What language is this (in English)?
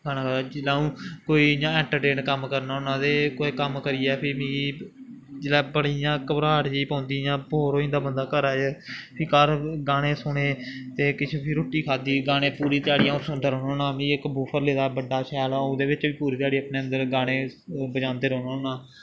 Dogri